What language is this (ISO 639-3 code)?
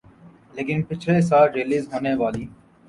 urd